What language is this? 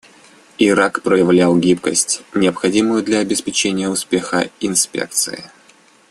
Russian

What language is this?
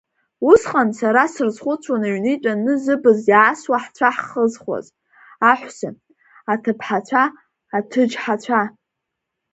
Abkhazian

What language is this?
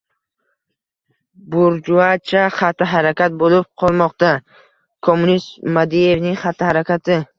Uzbek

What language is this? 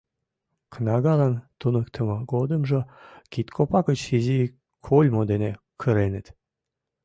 Mari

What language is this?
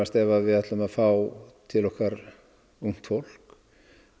Icelandic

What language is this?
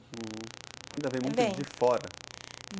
Portuguese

